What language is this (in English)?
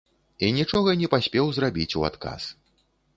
Belarusian